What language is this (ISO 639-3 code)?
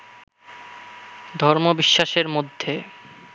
ben